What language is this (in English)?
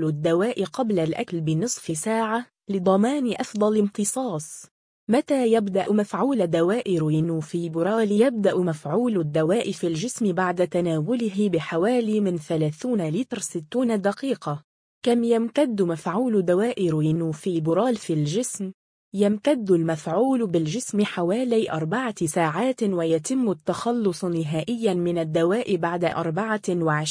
Arabic